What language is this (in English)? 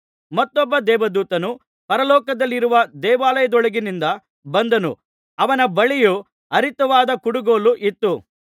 Kannada